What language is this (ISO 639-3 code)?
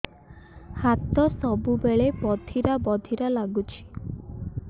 ori